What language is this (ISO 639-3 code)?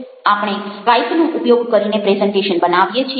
guj